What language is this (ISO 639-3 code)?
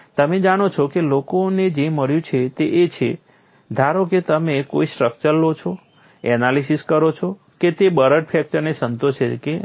guj